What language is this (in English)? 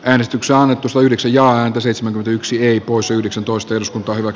Finnish